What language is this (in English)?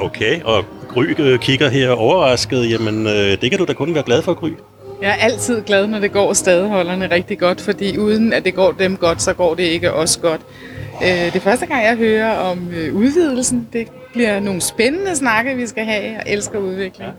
Danish